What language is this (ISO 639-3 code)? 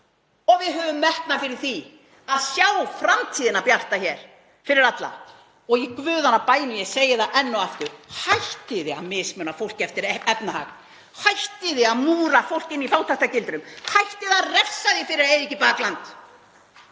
isl